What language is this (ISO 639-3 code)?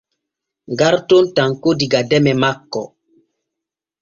fue